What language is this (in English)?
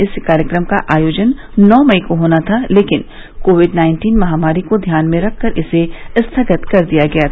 Hindi